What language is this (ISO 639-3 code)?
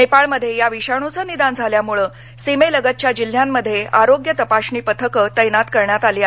mar